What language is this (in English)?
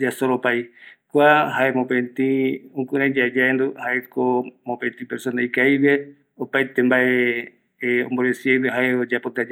Eastern Bolivian Guaraní